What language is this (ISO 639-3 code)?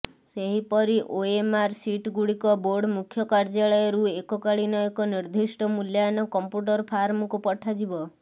ori